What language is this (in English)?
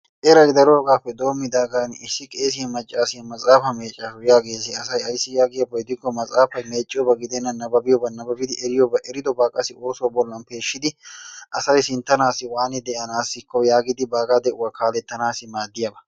Wolaytta